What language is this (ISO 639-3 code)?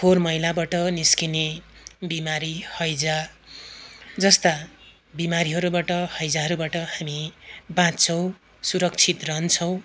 nep